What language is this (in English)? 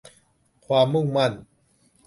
Thai